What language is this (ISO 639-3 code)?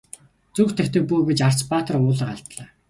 mon